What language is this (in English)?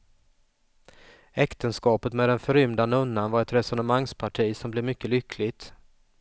Swedish